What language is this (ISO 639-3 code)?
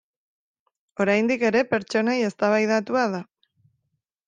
eus